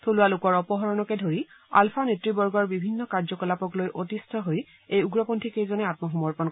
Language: Assamese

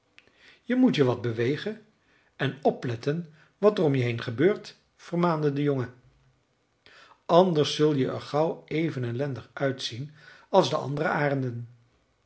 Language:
Dutch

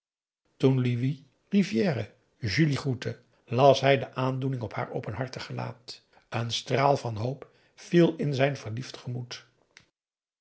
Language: Dutch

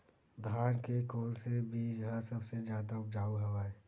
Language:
Chhattisgarhi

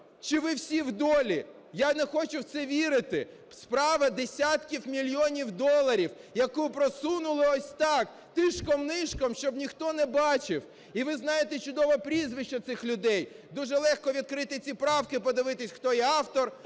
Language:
Ukrainian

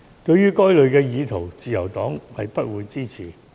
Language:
Cantonese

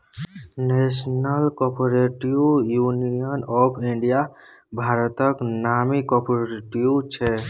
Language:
Maithili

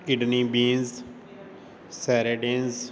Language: Punjabi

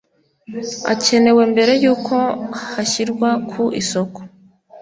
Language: Kinyarwanda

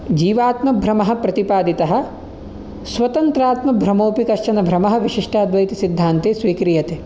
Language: Sanskrit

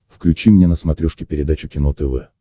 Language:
Russian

